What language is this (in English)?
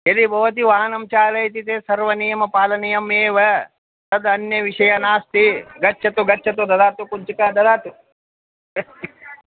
Sanskrit